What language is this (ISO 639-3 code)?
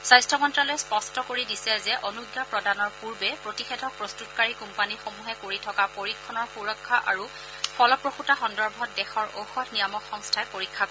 asm